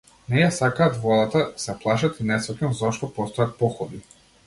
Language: Macedonian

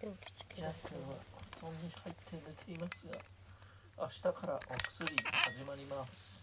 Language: Japanese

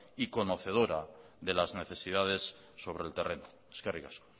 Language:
Spanish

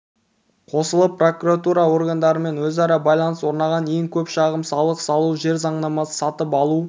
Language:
Kazakh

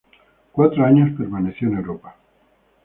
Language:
Spanish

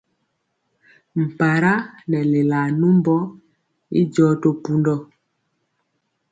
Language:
Mpiemo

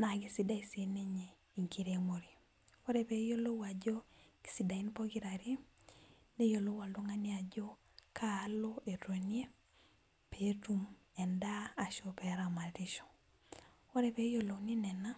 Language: Masai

